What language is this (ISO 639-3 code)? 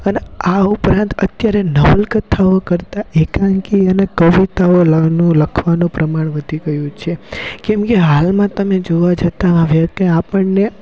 guj